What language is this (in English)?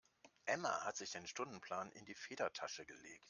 German